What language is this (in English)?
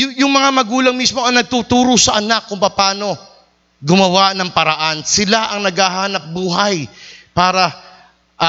Filipino